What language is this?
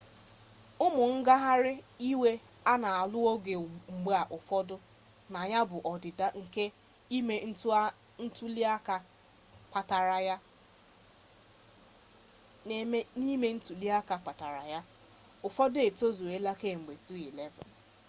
Igbo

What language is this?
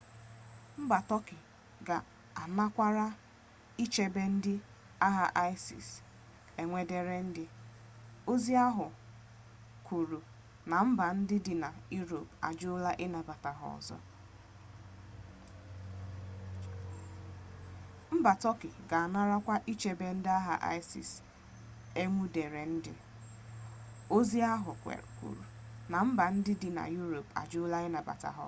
Igbo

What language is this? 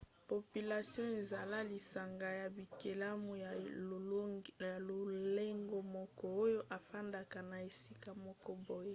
Lingala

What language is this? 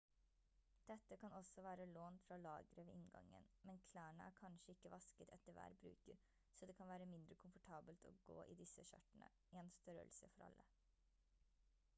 Norwegian Bokmål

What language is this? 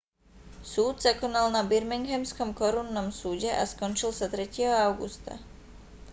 Slovak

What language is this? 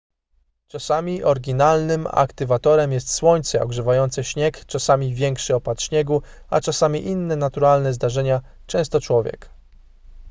Polish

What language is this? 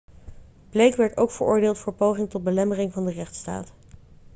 Dutch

